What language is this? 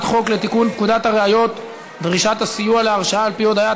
Hebrew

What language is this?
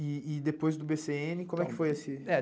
Portuguese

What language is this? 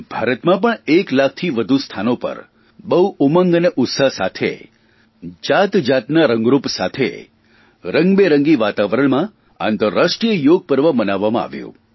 Gujarati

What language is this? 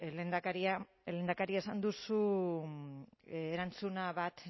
Basque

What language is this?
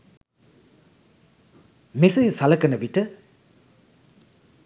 Sinhala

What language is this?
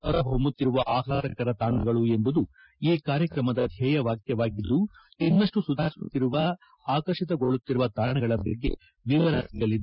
Kannada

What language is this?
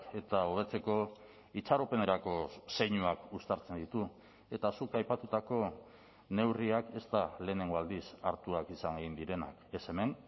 Basque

